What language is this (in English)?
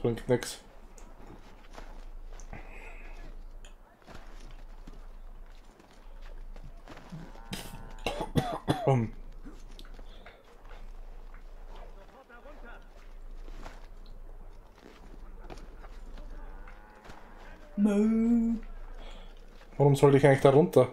German